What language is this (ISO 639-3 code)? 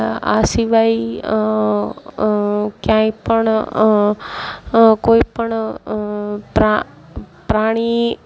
guj